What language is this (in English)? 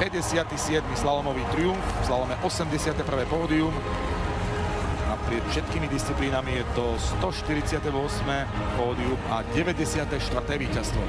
Czech